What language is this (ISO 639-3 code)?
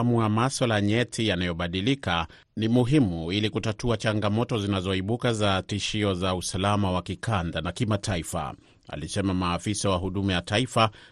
swa